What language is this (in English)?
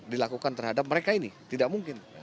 Indonesian